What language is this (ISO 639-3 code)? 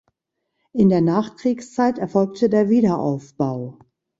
deu